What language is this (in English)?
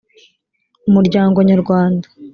Kinyarwanda